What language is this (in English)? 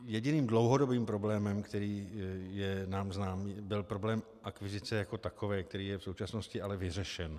Czech